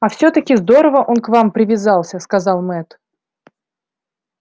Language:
Russian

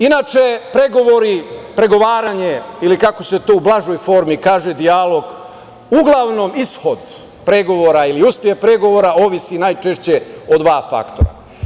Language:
Serbian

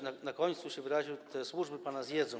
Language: Polish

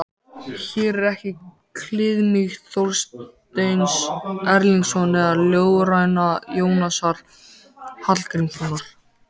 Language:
Icelandic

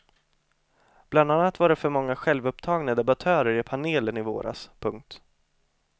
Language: Swedish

